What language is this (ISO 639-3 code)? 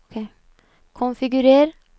nor